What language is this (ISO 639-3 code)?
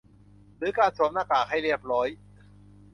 tha